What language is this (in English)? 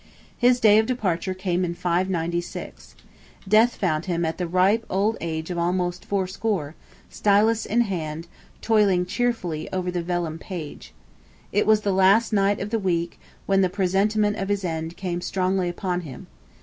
English